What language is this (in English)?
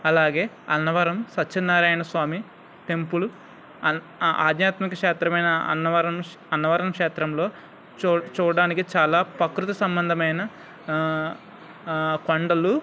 Telugu